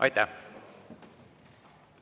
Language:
Estonian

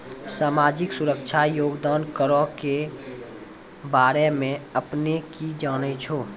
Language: Maithili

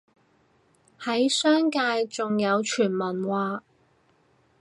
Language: Cantonese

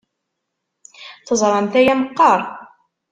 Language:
Kabyle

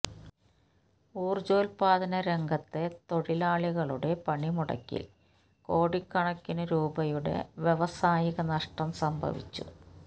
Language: Malayalam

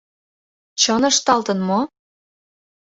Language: Mari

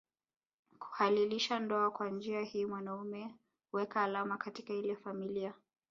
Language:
Swahili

